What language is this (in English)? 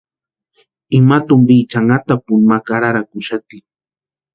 Western Highland Purepecha